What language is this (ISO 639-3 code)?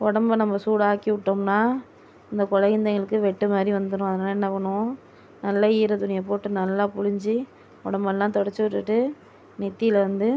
tam